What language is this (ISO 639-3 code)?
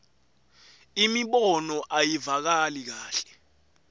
ssw